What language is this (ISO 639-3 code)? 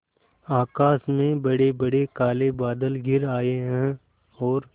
hin